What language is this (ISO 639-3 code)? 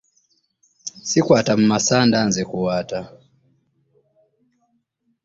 lug